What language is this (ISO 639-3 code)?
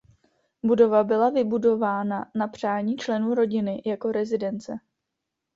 ces